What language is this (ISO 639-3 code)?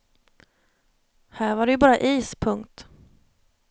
swe